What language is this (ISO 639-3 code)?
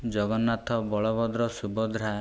ori